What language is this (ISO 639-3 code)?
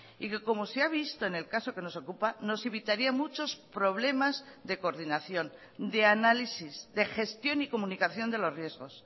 spa